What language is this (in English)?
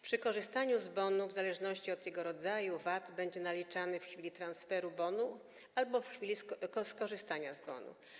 Polish